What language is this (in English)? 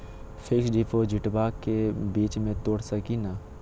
Magahi